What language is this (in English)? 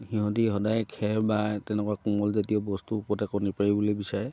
Assamese